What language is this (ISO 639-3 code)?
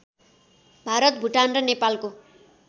nep